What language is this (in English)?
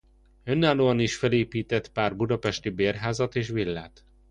Hungarian